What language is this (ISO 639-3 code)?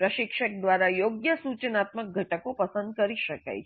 guj